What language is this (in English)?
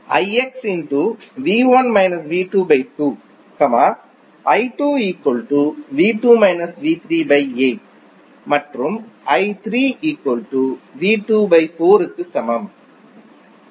Tamil